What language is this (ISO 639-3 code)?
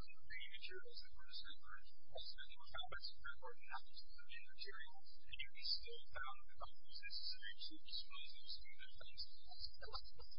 eng